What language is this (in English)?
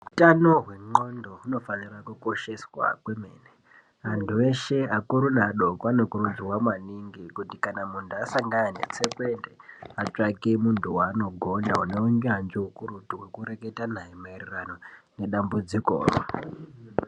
Ndau